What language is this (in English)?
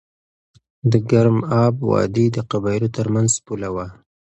Pashto